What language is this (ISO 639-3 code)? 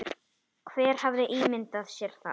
isl